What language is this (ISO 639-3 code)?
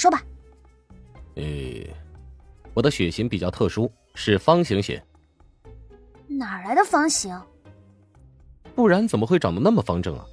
zho